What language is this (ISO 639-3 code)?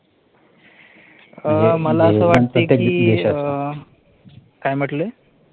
mar